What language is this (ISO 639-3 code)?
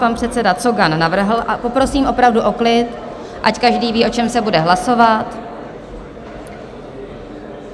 ces